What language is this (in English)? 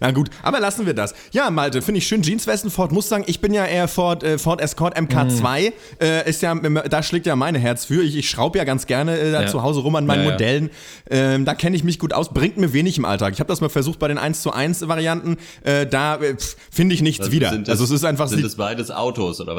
German